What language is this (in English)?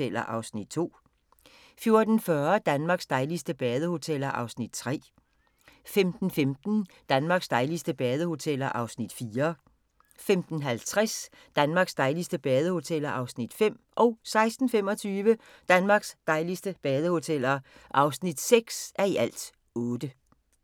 Danish